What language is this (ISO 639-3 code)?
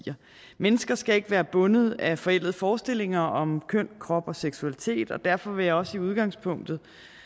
dan